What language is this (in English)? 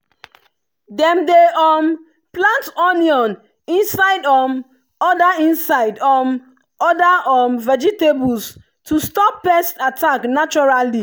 Nigerian Pidgin